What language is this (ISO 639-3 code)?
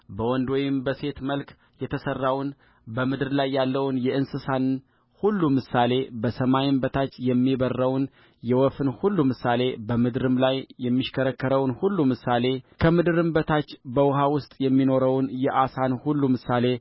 amh